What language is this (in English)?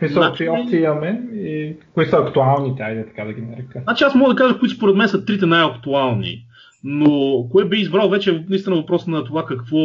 Bulgarian